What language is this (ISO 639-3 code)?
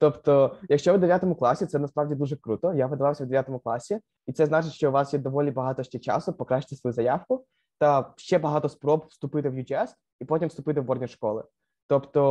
ukr